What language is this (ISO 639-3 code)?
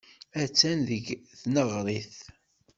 kab